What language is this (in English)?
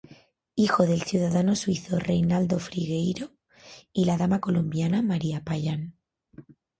Spanish